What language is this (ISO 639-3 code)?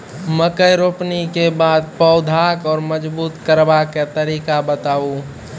mai